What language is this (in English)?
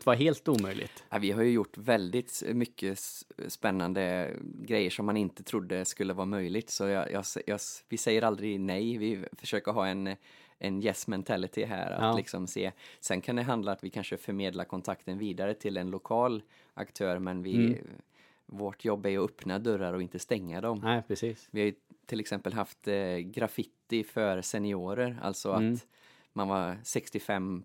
Swedish